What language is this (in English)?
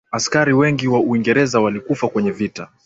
Swahili